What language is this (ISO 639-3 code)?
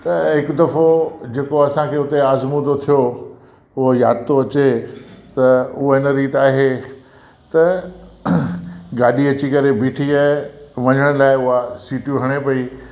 snd